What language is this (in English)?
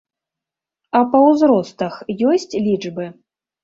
Belarusian